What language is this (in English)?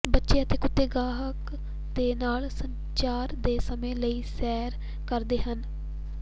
Punjabi